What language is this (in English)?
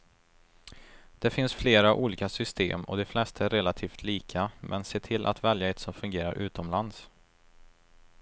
Swedish